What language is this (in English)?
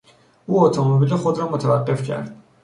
Persian